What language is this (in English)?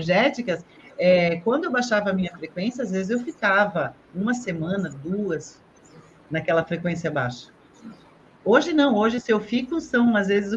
Portuguese